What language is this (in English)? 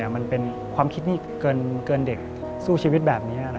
Thai